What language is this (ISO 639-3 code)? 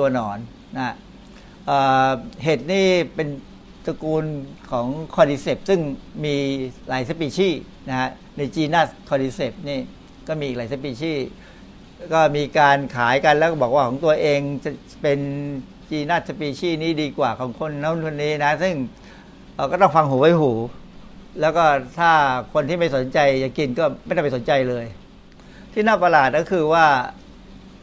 tha